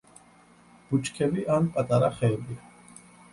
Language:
Georgian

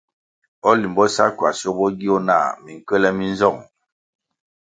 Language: Kwasio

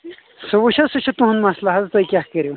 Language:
Kashmiri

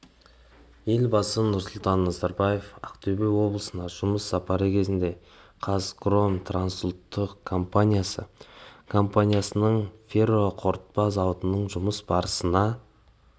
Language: Kazakh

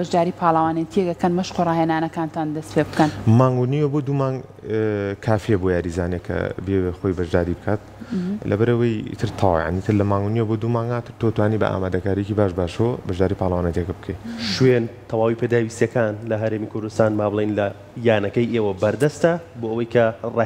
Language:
Arabic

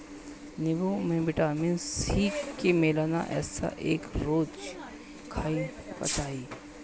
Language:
Bhojpuri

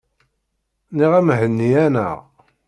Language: Kabyle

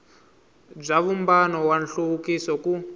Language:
Tsonga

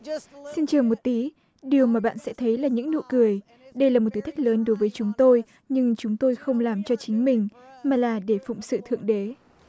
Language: Vietnamese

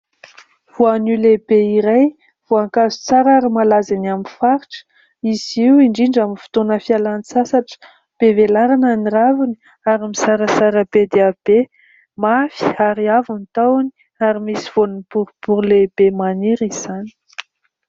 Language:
Malagasy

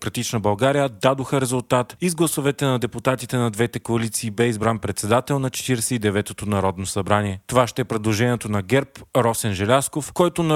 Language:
Bulgarian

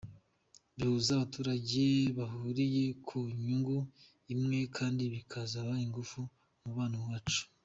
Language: Kinyarwanda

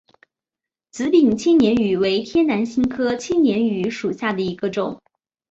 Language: Chinese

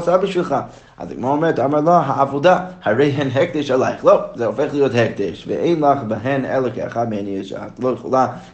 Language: Hebrew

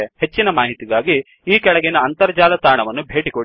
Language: Kannada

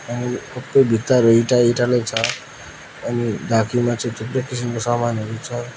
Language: Nepali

